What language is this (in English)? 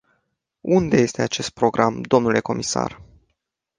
Romanian